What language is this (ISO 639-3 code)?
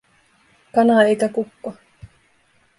fin